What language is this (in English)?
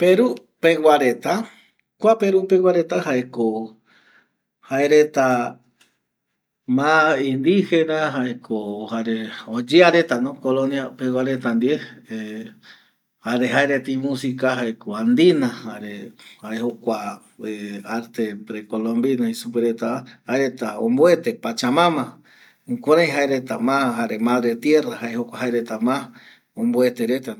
Eastern Bolivian Guaraní